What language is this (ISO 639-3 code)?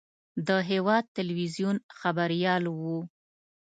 pus